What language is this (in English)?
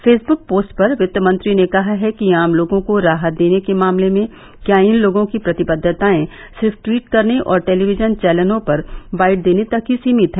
Hindi